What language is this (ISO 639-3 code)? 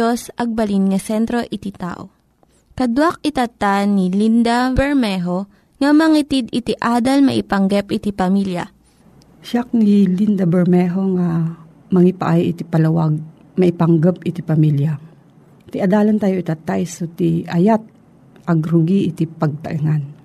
fil